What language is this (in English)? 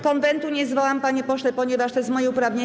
Polish